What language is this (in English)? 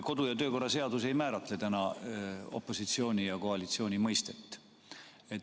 Estonian